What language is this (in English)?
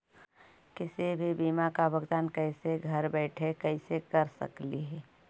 Magahi